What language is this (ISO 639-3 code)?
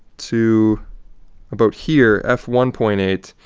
eng